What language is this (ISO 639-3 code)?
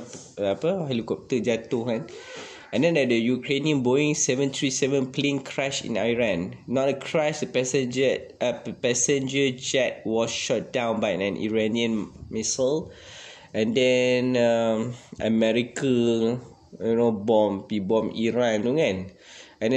msa